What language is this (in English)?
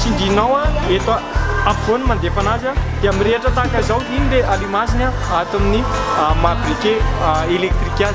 Indonesian